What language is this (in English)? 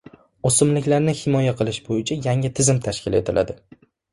Uzbek